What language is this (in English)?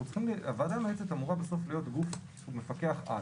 Hebrew